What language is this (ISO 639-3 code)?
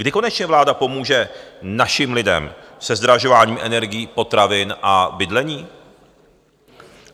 ces